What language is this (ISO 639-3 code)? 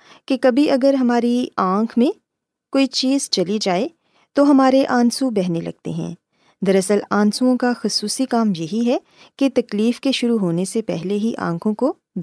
urd